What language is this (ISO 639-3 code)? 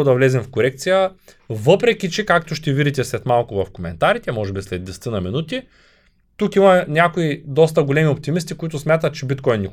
bul